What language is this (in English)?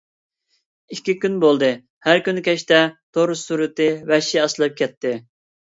Uyghur